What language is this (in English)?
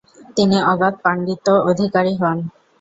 Bangla